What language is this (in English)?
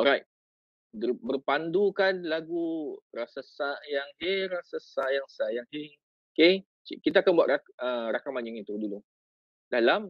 Malay